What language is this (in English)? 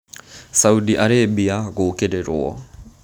Kikuyu